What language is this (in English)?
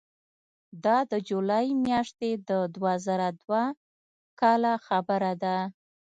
Pashto